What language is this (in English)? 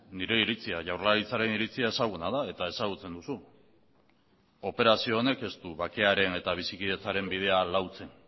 Basque